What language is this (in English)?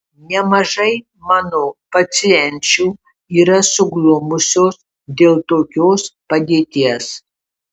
Lithuanian